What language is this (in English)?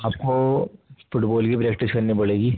Urdu